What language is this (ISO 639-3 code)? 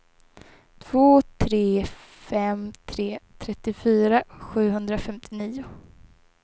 swe